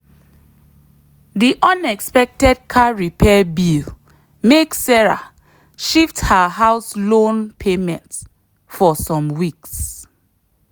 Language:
Nigerian Pidgin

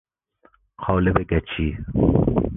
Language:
Persian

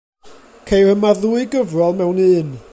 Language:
Welsh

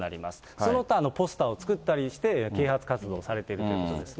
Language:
Japanese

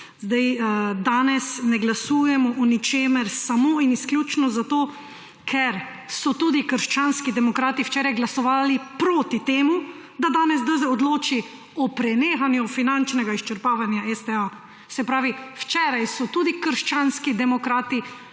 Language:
Slovenian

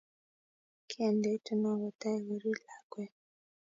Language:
Kalenjin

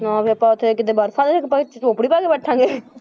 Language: Punjabi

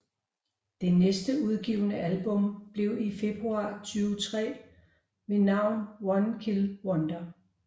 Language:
Danish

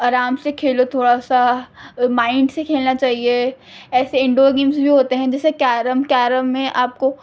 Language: Urdu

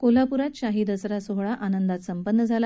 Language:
Marathi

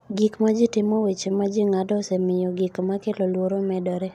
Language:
Luo (Kenya and Tanzania)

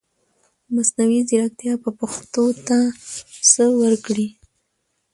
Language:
Pashto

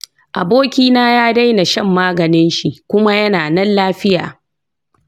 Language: Hausa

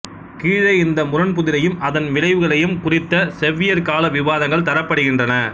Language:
Tamil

